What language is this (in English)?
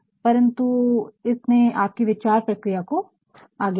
Hindi